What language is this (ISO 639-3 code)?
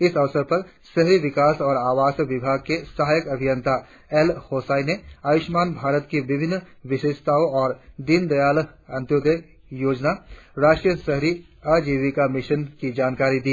hin